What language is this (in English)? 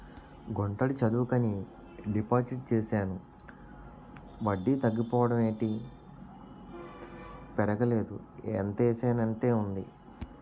Telugu